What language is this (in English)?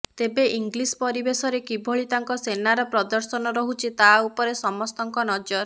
Odia